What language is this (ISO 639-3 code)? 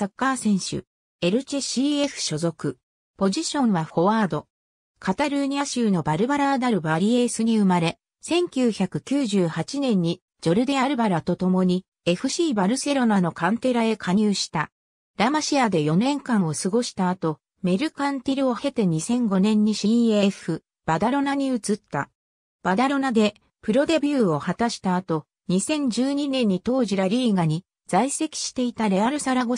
jpn